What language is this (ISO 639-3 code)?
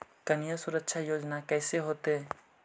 mag